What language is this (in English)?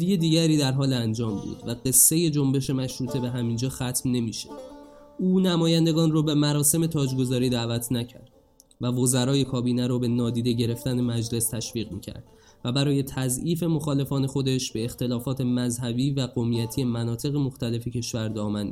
Persian